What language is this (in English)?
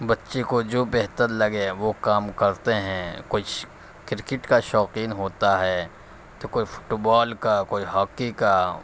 Urdu